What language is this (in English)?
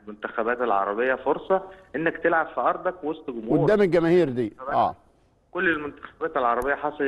Arabic